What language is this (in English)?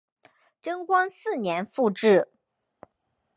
Chinese